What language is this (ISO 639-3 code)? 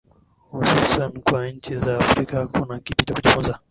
swa